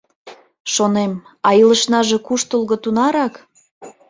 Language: Mari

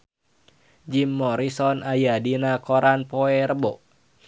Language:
Sundanese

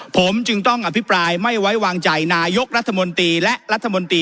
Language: Thai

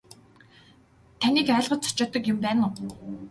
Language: Mongolian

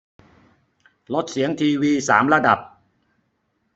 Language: Thai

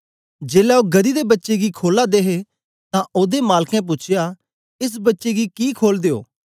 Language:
Dogri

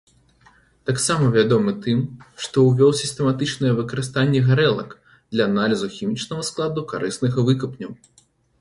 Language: Belarusian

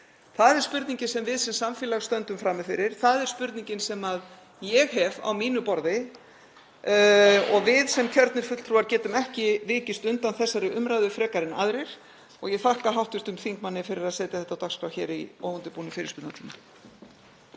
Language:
Icelandic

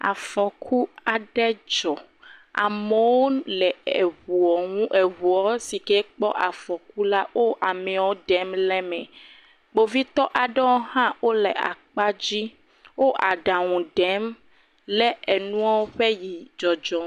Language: Ewe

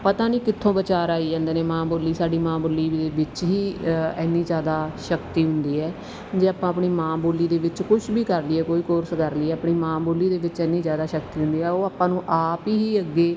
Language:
Punjabi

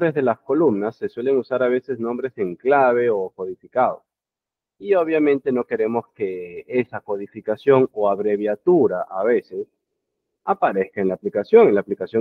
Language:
Spanish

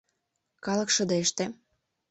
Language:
Mari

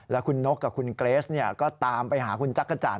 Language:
Thai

